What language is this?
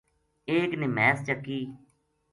Gujari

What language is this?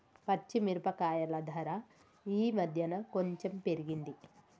Telugu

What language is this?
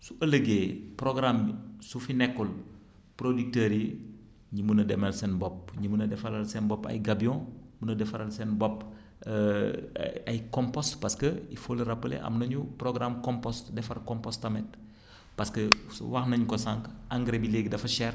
Wolof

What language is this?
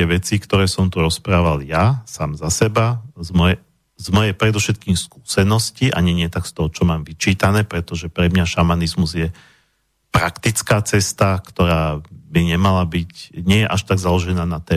Slovak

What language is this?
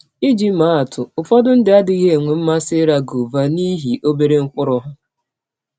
Igbo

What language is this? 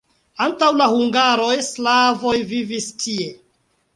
Esperanto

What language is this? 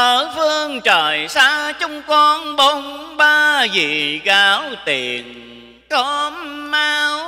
Vietnamese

